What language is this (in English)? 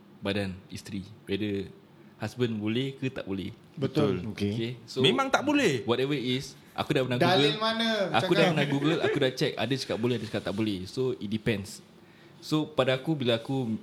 Malay